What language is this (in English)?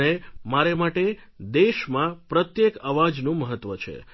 Gujarati